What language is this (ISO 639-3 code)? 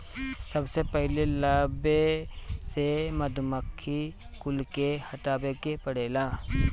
bho